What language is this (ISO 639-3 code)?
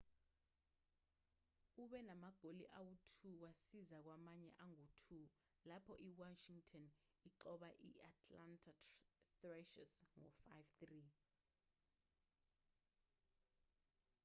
zul